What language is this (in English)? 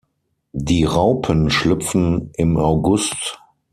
German